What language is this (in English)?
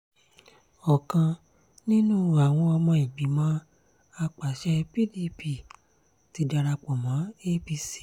Yoruba